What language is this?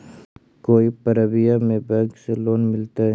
Magahi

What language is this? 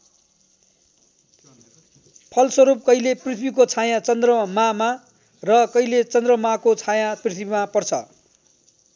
Nepali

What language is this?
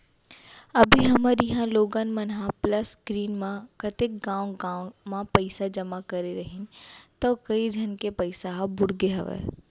Chhattisgarhi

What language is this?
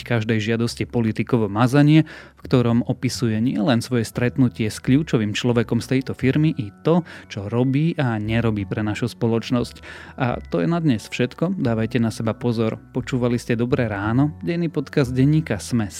Slovak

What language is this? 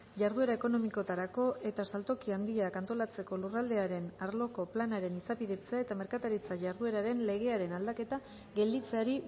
Basque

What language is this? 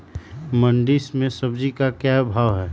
Magahi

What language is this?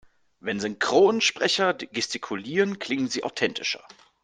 German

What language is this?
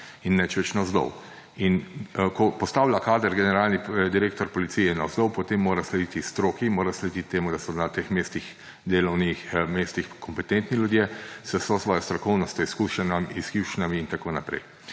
Slovenian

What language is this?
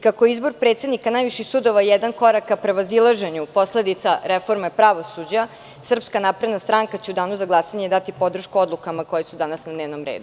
Serbian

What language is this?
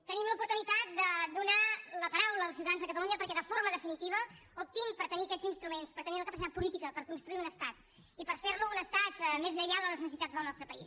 Catalan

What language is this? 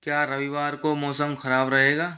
Hindi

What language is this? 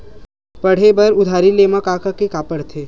Chhattisgarhi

